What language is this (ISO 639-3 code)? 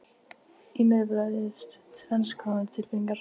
isl